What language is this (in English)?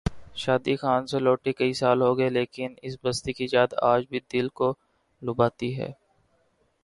Urdu